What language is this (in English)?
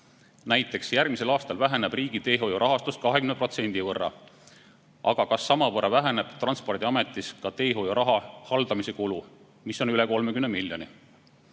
Estonian